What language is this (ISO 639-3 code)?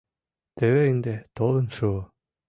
chm